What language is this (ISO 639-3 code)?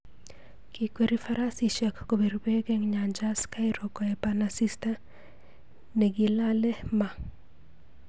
kln